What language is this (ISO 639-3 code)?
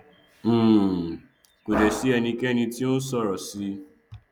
yor